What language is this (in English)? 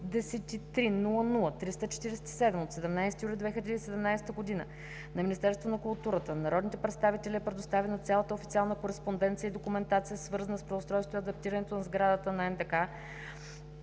Bulgarian